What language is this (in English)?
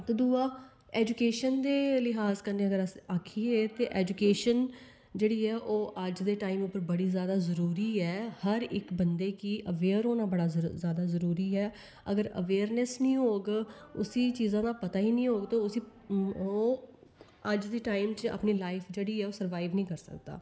Dogri